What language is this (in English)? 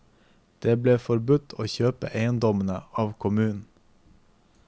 Norwegian